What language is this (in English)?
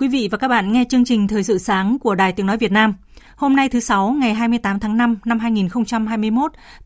Vietnamese